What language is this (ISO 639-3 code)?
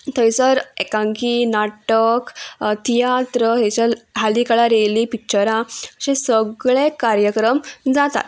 kok